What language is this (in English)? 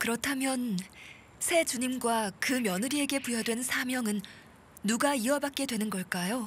Korean